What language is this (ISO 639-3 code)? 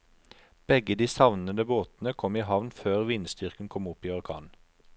nor